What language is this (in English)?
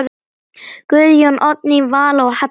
Icelandic